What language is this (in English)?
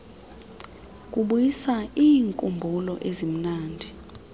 Xhosa